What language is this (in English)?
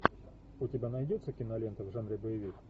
Russian